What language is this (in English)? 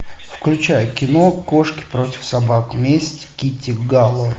Russian